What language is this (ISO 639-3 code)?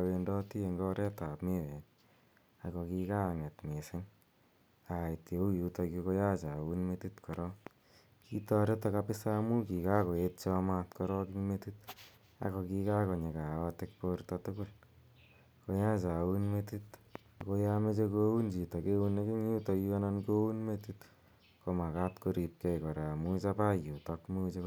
kln